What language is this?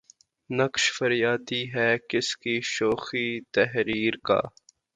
Urdu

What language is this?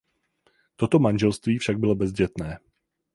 Czech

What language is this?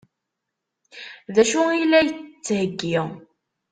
Kabyle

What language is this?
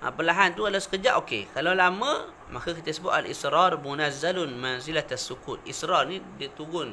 Malay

